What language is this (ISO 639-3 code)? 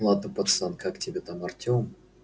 rus